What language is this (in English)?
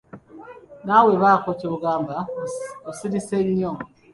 Ganda